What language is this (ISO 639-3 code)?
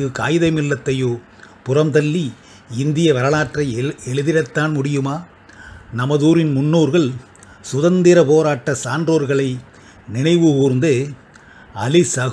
ron